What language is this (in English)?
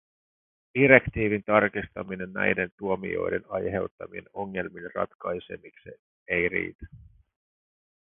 Finnish